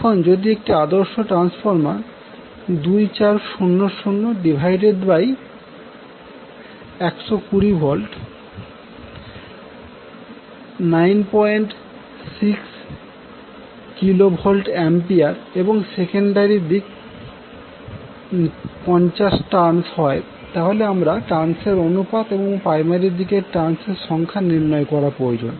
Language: Bangla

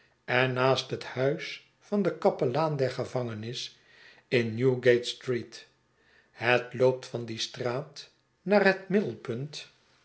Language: Dutch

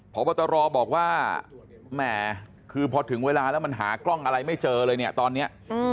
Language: Thai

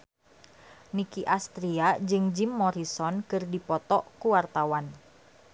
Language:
Sundanese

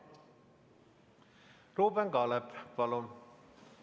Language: Estonian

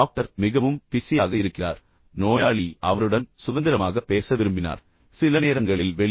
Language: Tamil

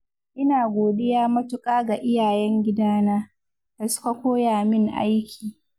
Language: Hausa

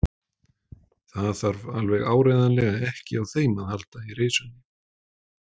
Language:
Icelandic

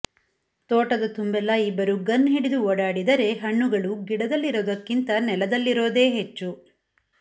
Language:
Kannada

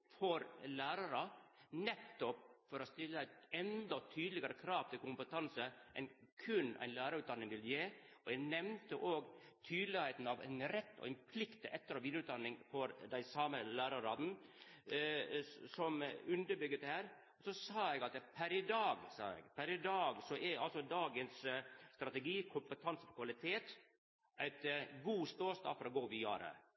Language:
Norwegian Nynorsk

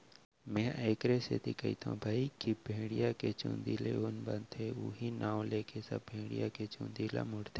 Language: Chhattisgarhi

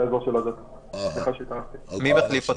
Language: Hebrew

